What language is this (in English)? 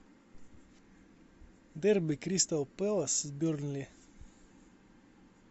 Russian